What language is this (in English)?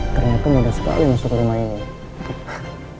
Indonesian